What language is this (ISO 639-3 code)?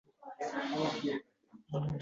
uzb